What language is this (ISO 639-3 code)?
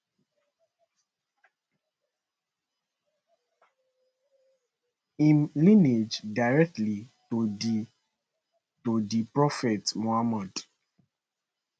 pcm